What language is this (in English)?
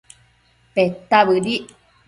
Matsés